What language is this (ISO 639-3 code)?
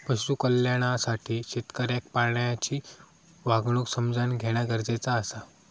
mar